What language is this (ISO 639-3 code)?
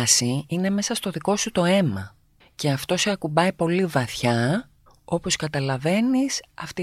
ell